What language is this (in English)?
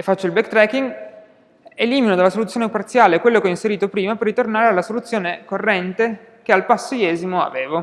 Italian